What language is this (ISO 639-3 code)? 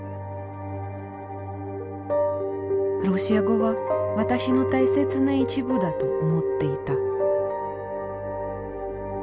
jpn